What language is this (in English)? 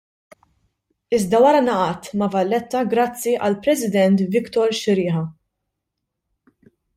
Maltese